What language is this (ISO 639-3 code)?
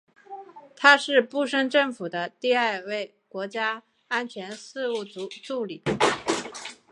zho